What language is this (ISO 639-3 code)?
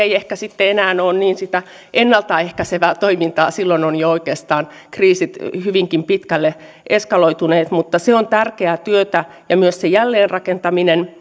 fin